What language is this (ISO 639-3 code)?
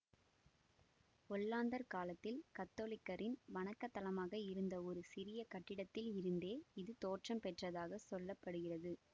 tam